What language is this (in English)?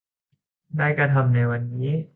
Thai